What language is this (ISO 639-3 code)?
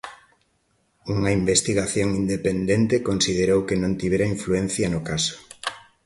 glg